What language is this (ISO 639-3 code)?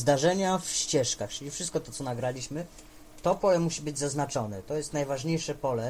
pol